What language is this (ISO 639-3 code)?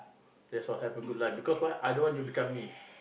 eng